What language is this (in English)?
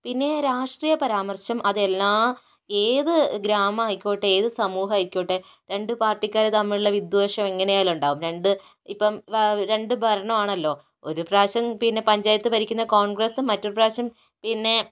Malayalam